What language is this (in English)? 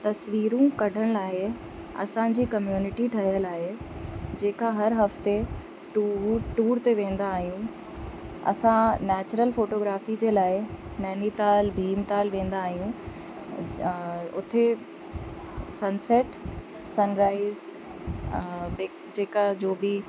Sindhi